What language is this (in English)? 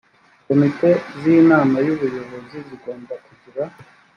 Kinyarwanda